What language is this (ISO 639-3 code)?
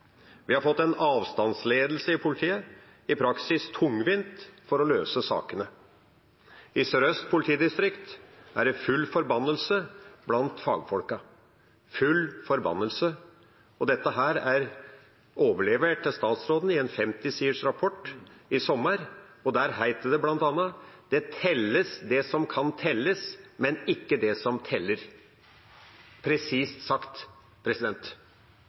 nob